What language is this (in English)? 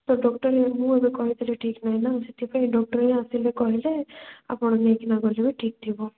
Odia